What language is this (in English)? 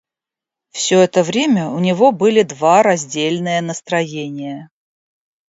Russian